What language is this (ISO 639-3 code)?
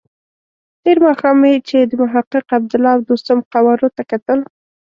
pus